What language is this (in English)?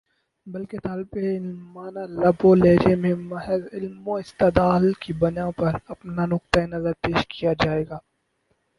Urdu